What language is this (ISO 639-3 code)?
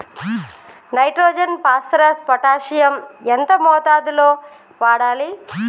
tel